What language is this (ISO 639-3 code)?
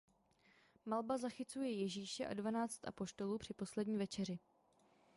ces